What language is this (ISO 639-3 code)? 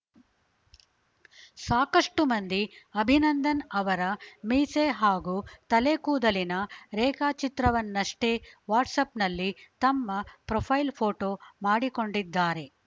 kan